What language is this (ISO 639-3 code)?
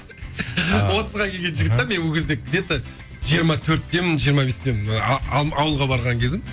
kaz